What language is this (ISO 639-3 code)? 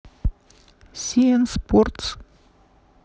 rus